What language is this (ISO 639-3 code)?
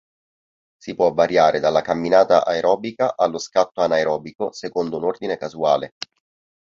ita